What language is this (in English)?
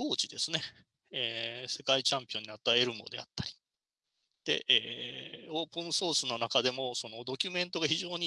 Japanese